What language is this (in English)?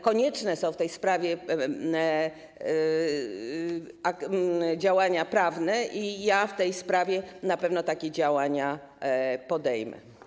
Polish